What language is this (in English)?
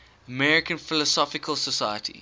English